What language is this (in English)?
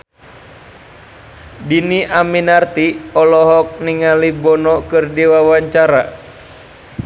Sundanese